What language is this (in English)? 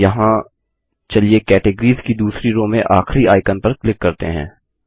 Hindi